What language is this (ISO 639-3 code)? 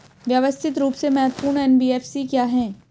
hin